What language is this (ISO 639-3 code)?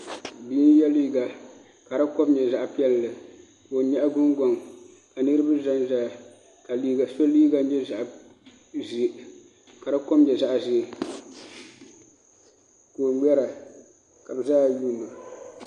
dag